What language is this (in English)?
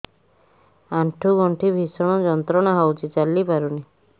Odia